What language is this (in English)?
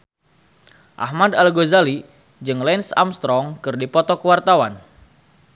Sundanese